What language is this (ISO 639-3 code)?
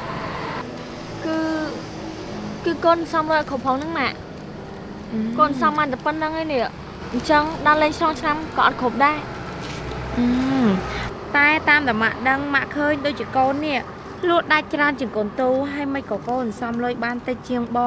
vie